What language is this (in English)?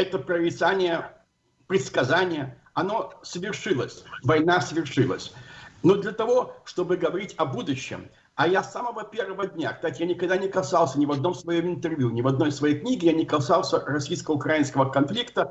Russian